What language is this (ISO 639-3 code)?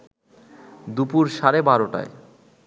ben